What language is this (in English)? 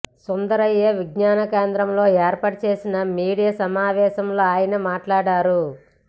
Telugu